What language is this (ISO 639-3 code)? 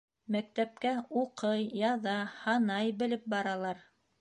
bak